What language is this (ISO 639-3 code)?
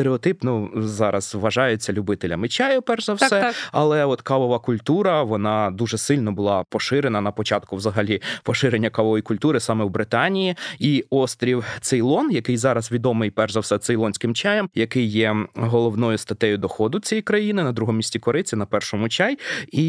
ukr